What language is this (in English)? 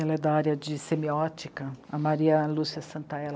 Portuguese